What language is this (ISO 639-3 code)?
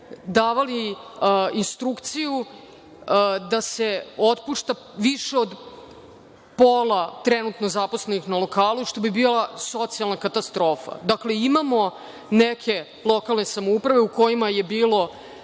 srp